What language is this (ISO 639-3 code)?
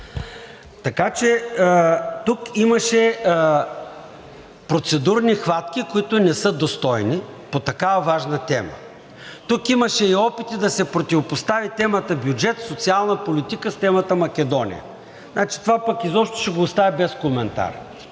bul